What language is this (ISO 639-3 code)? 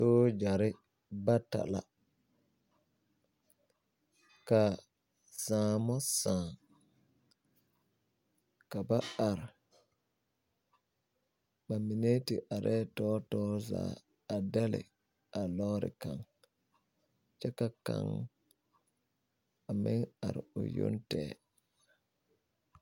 dga